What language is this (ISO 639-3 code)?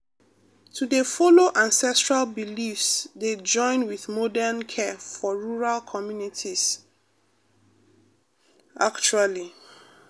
pcm